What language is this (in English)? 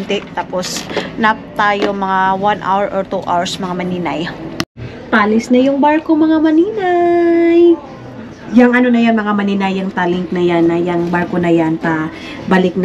Filipino